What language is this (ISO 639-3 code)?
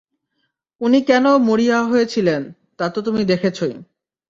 ben